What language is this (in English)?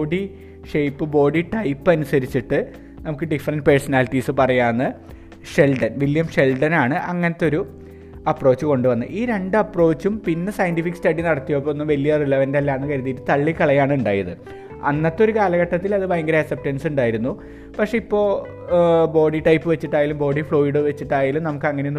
Malayalam